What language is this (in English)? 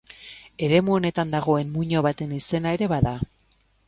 Basque